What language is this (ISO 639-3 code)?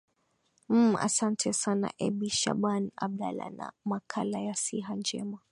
swa